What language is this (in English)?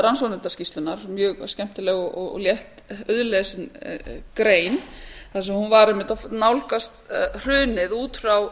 Icelandic